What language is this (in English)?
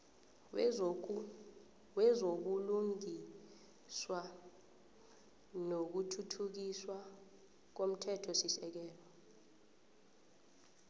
South Ndebele